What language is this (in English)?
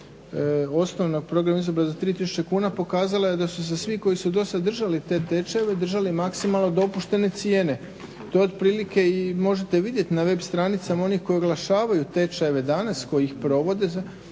Croatian